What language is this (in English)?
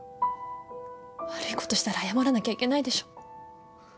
Japanese